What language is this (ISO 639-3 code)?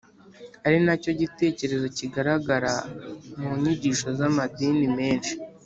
kin